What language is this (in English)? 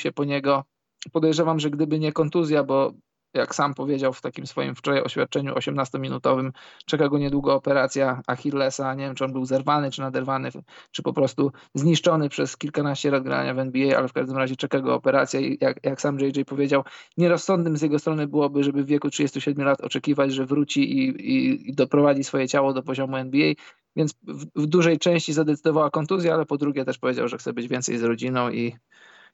Polish